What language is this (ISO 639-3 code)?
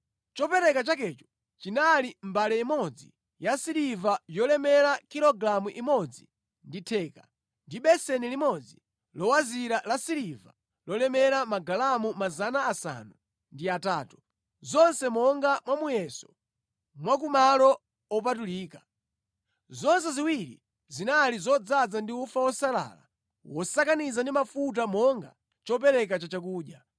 nya